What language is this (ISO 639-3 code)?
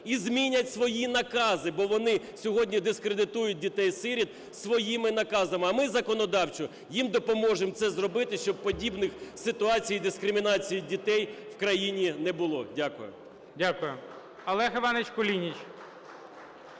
ukr